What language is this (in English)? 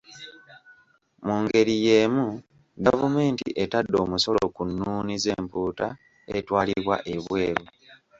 Ganda